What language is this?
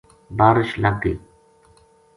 Gujari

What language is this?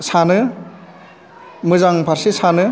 Bodo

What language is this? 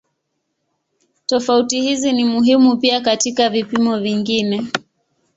Swahili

